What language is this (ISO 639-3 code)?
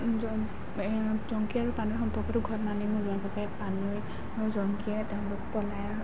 asm